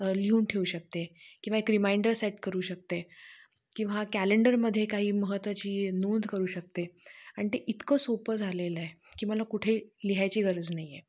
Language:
Marathi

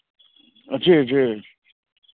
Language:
Maithili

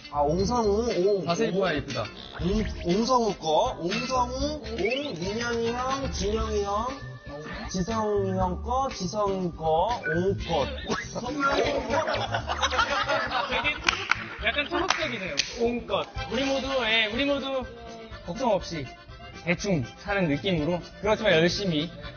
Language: Korean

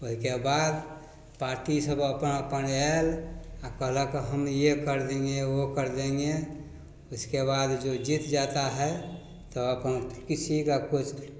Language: Maithili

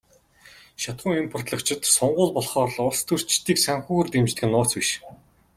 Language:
Mongolian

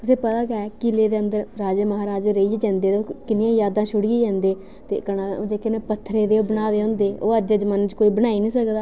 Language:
Dogri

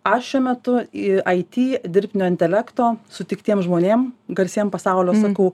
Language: Lithuanian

